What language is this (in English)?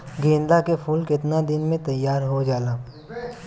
Bhojpuri